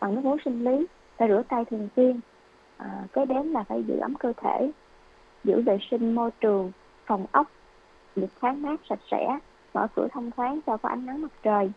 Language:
Vietnamese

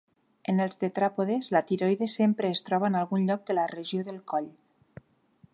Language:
Catalan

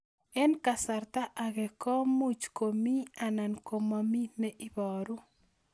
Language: Kalenjin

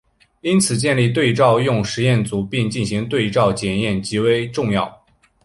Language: Chinese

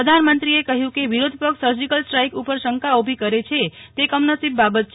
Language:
Gujarati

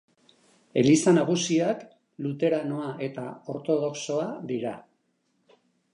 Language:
Basque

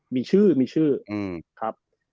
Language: Thai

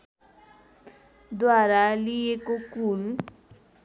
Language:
Nepali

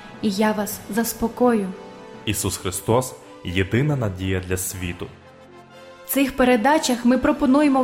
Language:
Ukrainian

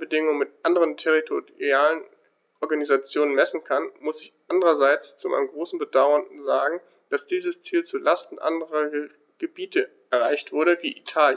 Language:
German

